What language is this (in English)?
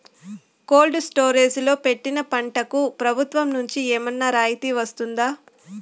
Telugu